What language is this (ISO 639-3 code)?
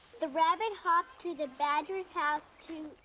eng